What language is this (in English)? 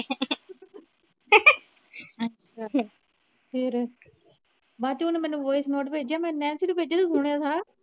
Punjabi